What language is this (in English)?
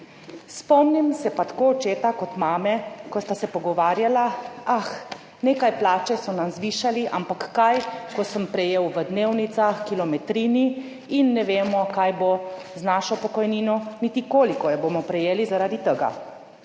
Slovenian